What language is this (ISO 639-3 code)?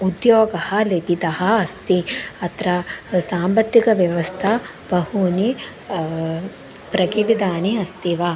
san